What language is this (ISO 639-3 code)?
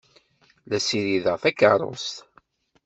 kab